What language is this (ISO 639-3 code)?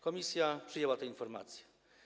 pol